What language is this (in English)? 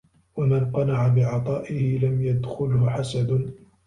Arabic